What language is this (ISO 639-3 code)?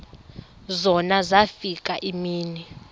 xho